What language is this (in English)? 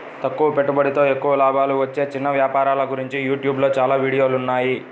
Telugu